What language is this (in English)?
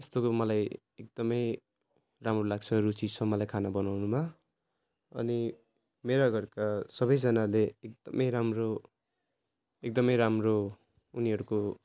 Nepali